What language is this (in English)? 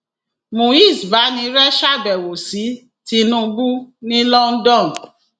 Yoruba